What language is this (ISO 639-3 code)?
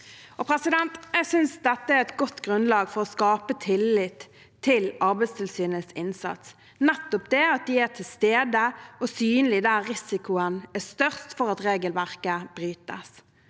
nor